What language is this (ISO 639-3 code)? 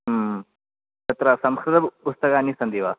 san